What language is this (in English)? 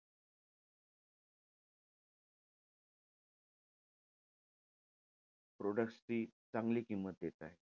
Marathi